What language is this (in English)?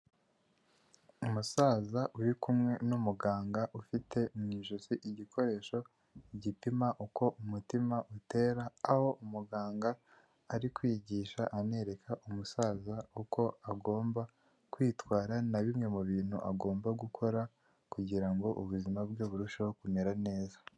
Kinyarwanda